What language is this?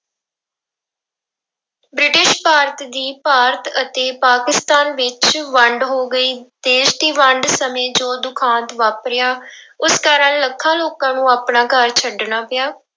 Punjabi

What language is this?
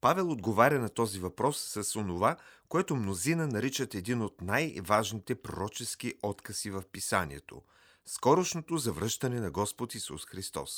Bulgarian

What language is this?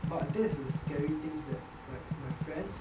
English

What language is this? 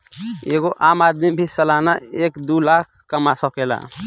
Bhojpuri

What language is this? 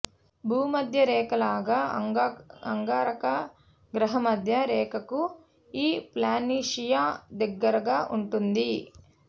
Telugu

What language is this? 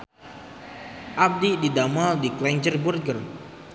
Sundanese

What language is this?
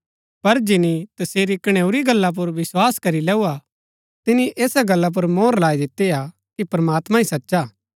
Gaddi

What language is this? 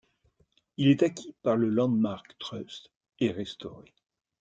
French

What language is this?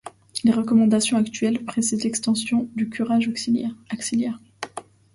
French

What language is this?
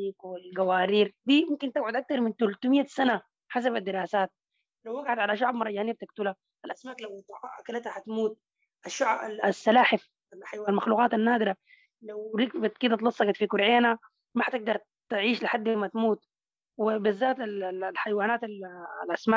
Arabic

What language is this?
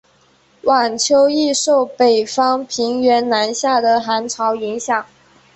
Chinese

